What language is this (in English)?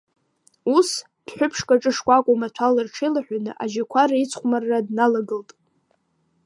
Abkhazian